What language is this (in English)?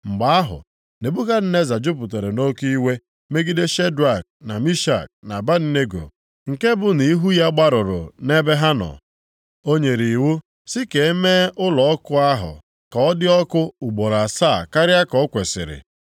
Igbo